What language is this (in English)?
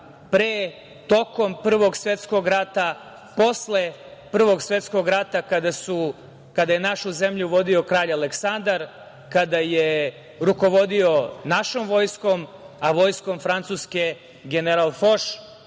Serbian